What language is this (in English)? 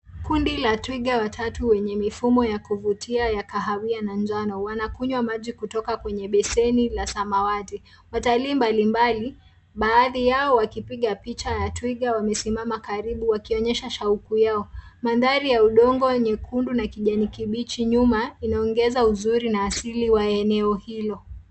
Swahili